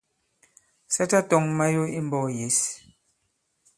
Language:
Bankon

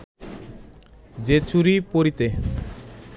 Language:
Bangla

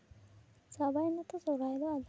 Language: Santali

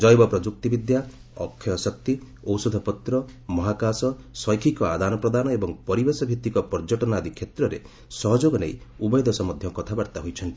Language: Odia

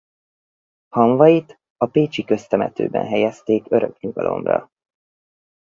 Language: Hungarian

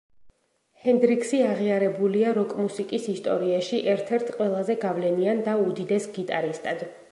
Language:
Georgian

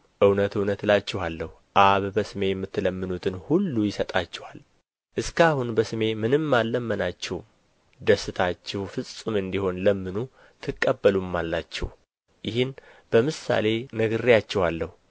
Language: Amharic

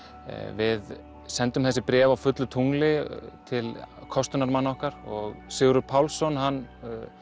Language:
Icelandic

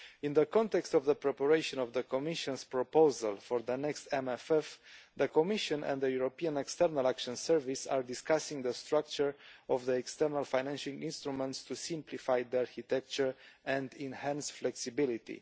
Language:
English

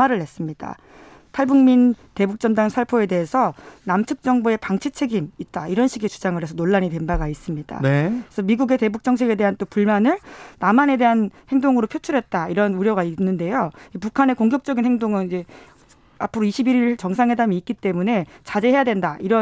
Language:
Korean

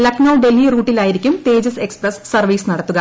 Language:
Malayalam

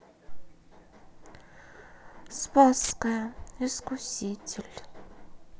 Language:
Russian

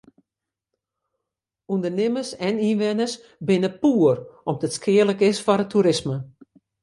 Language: Western Frisian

